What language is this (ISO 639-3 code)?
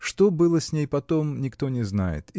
rus